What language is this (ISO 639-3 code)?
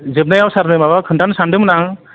brx